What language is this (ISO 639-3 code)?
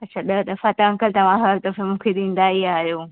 snd